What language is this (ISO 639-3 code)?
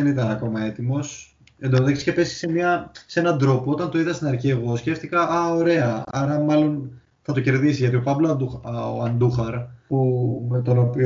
ell